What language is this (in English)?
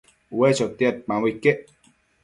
Matsés